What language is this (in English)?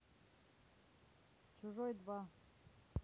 Russian